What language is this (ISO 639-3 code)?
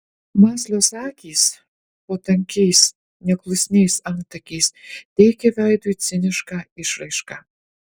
lit